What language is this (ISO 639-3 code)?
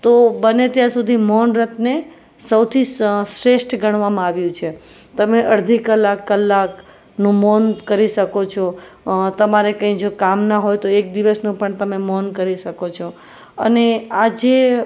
guj